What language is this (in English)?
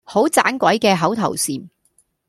Cantonese